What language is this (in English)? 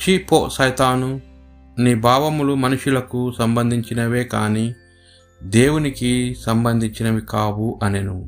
Telugu